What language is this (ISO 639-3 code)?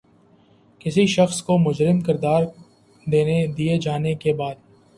urd